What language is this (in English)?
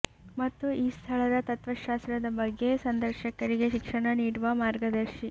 Kannada